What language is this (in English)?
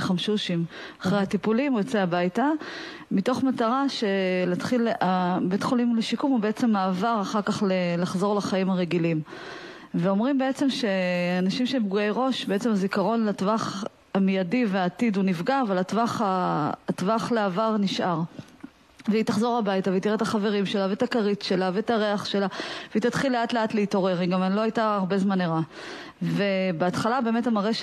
Hebrew